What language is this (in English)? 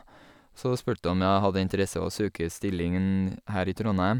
Norwegian